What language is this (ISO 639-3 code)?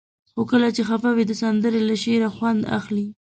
pus